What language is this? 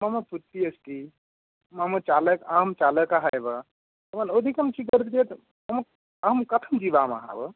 Sanskrit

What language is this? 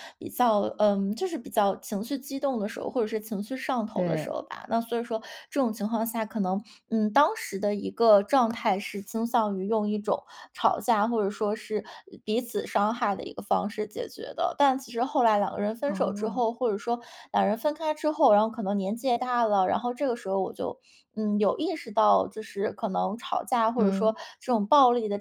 Chinese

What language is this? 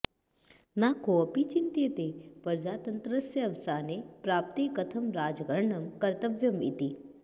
Sanskrit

